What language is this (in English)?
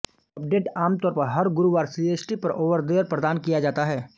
Hindi